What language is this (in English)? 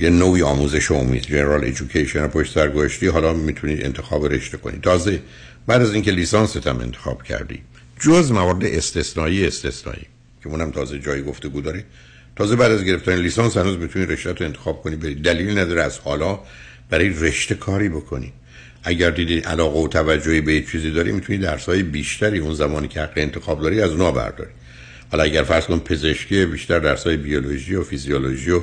Persian